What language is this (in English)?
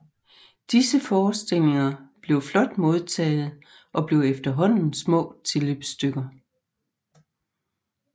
Danish